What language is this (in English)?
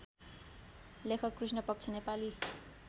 Nepali